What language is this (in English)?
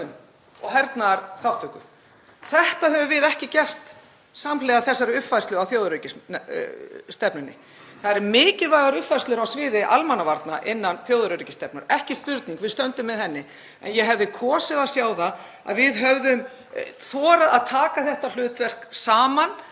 Icelandic